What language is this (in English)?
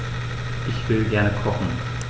German